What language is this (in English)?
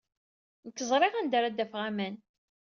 Kabyle